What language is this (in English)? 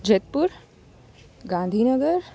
Gujarati